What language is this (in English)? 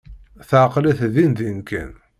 Kabyle